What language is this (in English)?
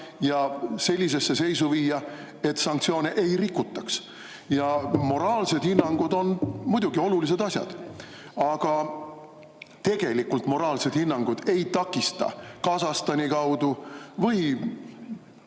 Estonian